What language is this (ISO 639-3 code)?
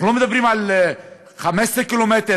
heb